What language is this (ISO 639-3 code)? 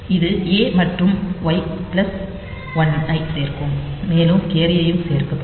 tam